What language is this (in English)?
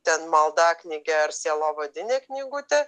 Lithuanian